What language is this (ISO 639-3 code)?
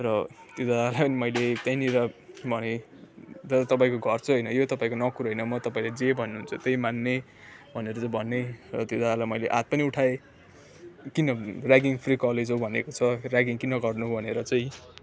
nep